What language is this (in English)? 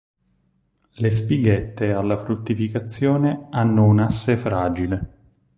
Italian